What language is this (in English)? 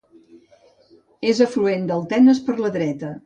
Catalan